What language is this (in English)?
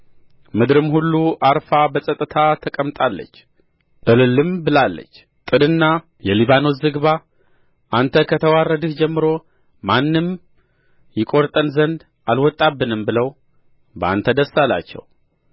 Amharic